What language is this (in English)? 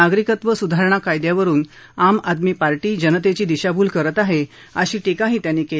Marathi